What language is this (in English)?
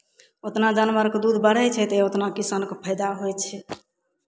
Maithili